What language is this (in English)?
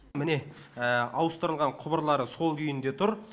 Kazakh